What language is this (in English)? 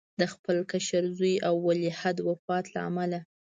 Pashto